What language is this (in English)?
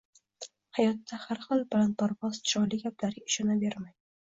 Uzbek